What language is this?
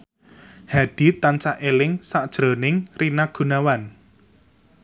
Javanese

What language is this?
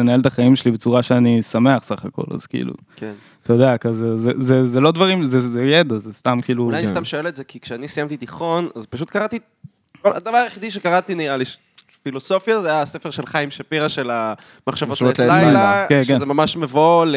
Hebrew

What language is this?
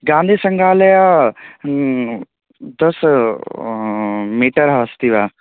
Sanskrit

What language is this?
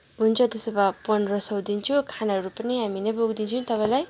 Nepali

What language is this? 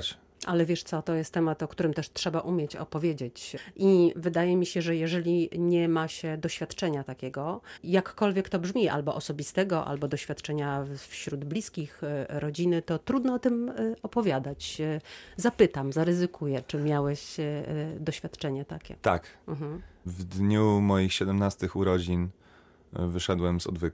Polish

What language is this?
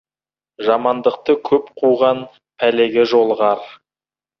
Kazakh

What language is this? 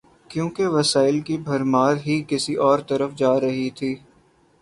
Urdu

